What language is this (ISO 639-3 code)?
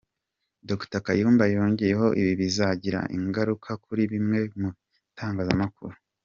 kin